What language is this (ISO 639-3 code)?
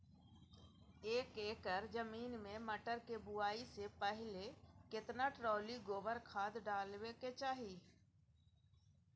mai